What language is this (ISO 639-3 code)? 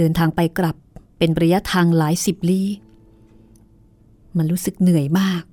tha